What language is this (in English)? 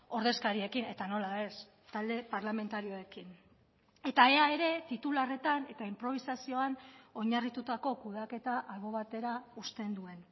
Basque